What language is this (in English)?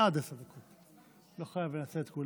Hebrew